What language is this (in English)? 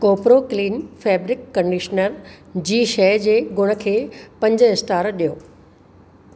Sindhi